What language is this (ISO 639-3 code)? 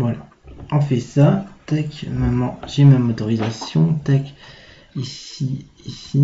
fra